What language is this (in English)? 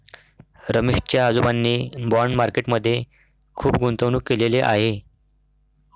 Marathi